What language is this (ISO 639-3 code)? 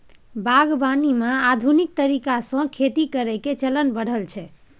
mai